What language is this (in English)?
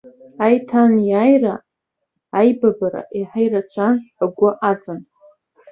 Abkhazian